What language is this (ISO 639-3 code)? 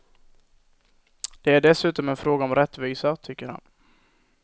swe